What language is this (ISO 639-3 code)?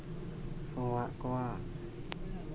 sat